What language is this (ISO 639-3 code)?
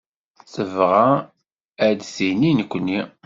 kab